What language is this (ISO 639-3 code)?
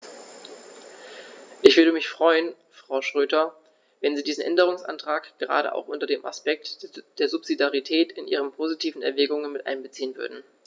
deu